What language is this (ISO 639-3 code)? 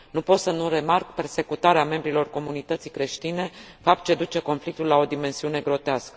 ron